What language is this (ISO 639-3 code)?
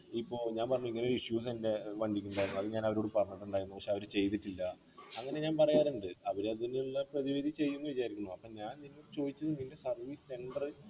mal